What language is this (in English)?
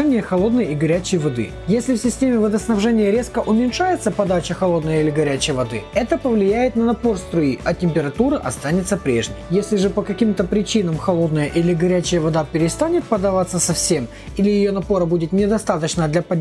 Russian